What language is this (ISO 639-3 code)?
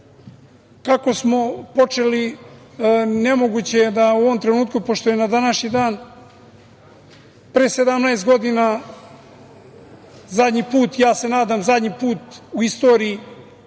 srp